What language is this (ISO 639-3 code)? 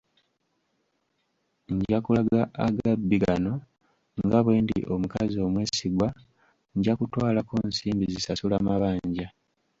lug